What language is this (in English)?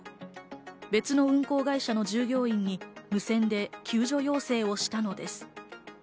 Japanese